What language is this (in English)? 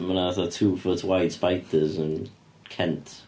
Welsh